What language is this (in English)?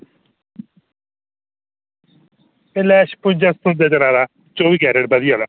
Dogri